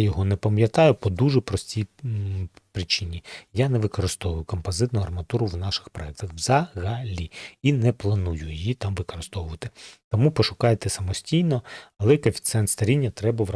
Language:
Ukrainian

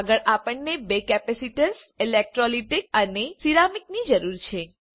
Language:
Gujarati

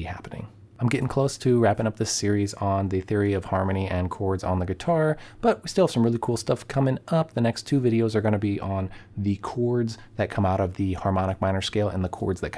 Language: English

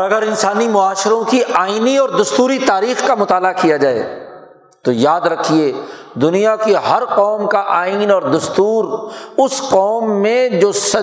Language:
Urdu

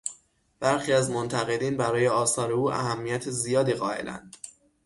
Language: Persian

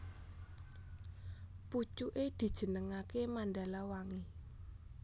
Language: Javanese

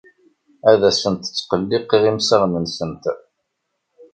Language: Kabyle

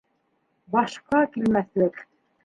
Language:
Bashkir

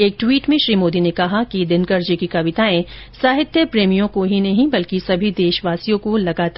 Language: Hindi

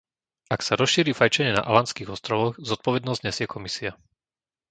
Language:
Slovak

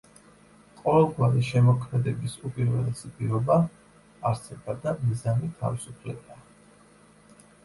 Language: Georgian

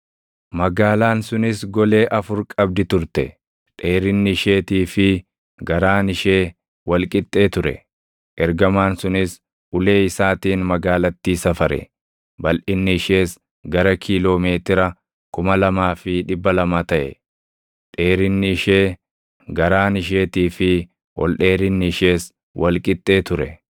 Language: Oromo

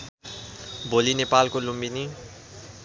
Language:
Nepali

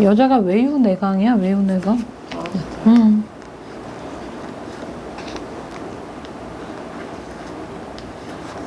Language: Korean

